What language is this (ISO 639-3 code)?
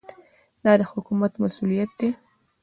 pus